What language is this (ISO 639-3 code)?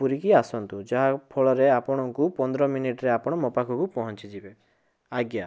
ori